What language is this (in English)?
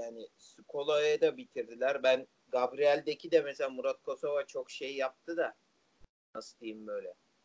Turkish